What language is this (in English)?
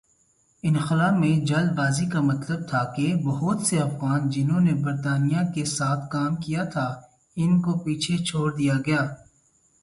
Urdu